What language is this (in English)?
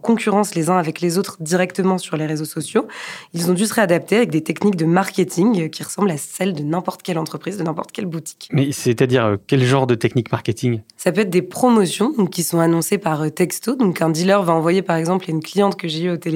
French